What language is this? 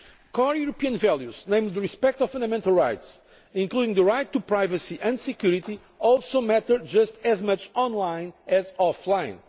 English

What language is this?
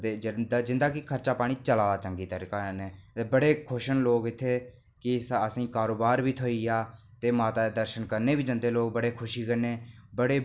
Dogri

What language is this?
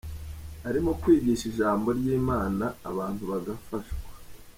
Kinyarwanda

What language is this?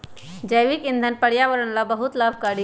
Magahi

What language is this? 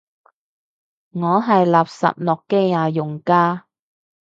Cantonese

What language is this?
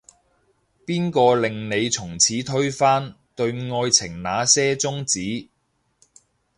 Cantonese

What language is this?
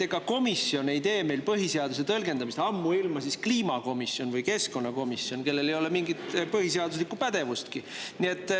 Estonian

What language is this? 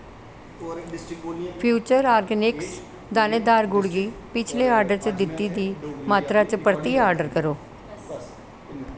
Dogri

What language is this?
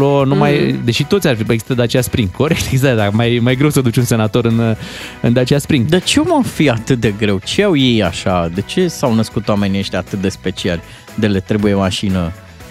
Romanian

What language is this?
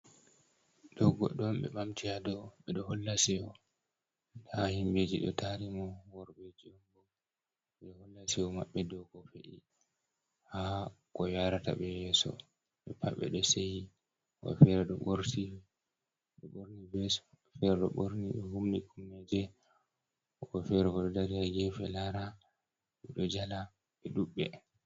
Fula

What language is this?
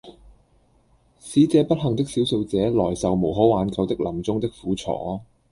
Cantonese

